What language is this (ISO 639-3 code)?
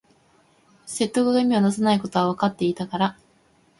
jpn